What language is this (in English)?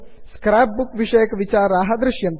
Sanskrit